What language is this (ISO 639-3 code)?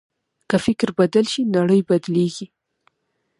pus